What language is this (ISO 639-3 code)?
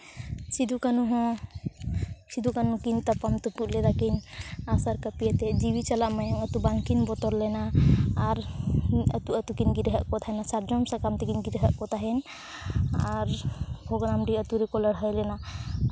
sat